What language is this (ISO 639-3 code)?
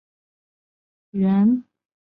zho